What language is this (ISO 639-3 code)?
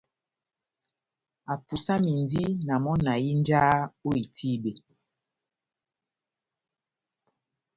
bnm